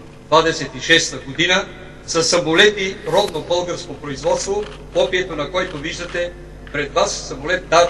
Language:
Bulgarian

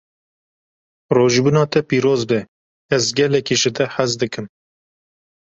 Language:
Kurdish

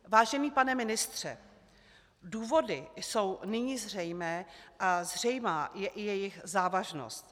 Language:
Czech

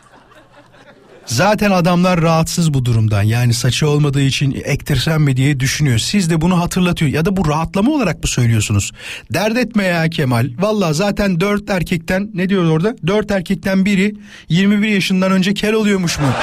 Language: Turkish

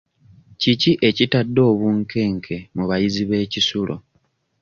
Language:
Ganda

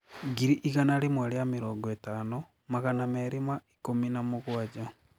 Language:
Kikuyu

